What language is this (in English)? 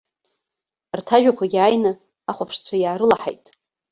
Abkhazian